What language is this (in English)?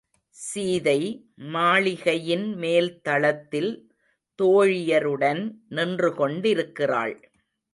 Tamil